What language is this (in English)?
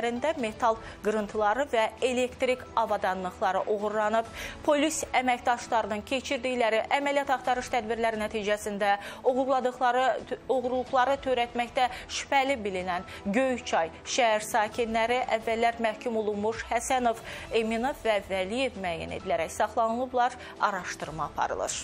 Turkish